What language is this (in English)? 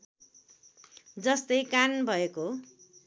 Nepali